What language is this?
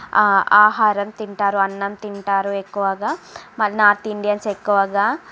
Telugu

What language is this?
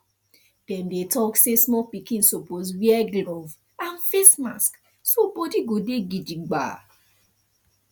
Nigerian Pidgin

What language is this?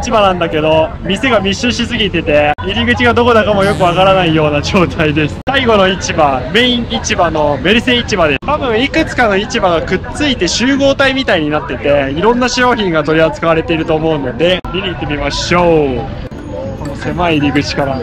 Japanese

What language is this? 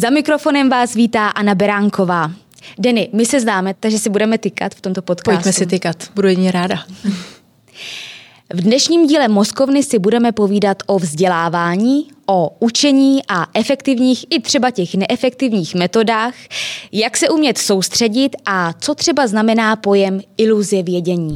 Czech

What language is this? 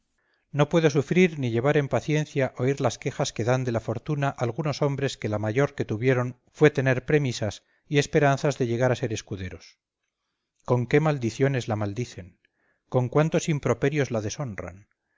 Spanish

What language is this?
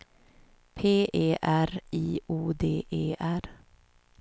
Swedish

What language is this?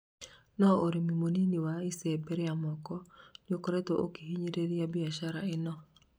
Kikuyu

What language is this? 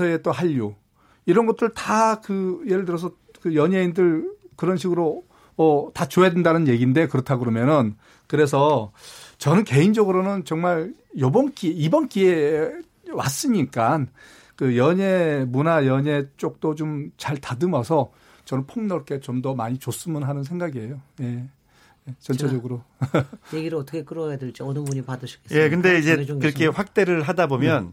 Korean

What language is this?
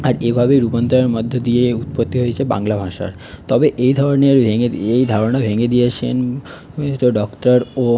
Bangla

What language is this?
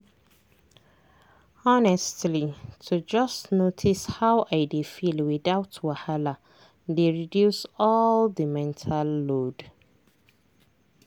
Nigerian Pidgin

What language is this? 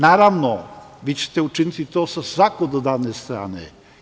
Serbian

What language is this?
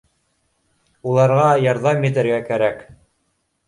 Bashkir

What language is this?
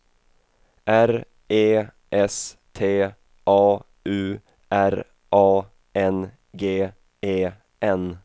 Swedish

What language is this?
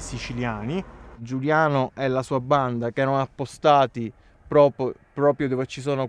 Italian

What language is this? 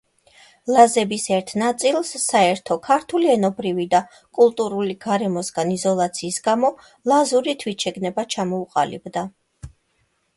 Georgian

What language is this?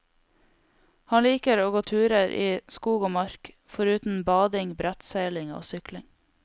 Norwegian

